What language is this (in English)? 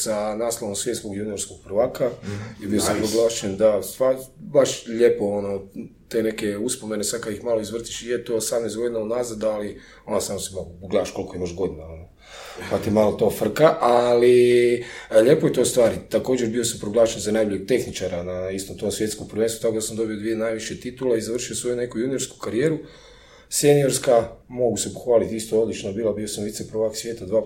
Croatian